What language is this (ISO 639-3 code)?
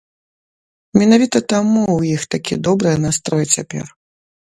bel